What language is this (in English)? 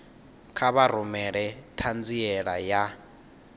Venda